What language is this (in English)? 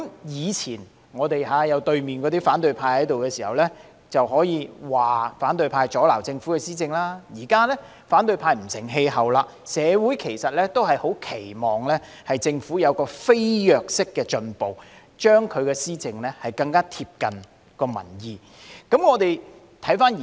Cantonese